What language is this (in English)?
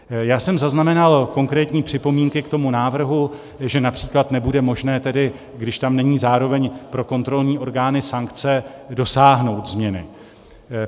Czech